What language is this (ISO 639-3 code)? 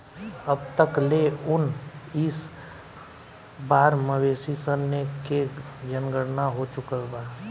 bho